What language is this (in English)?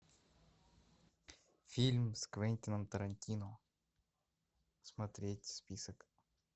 Russian